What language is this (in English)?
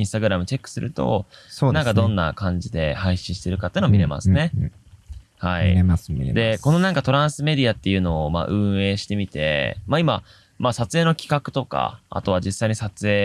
Japanese